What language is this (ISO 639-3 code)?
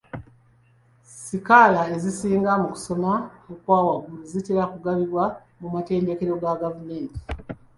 lug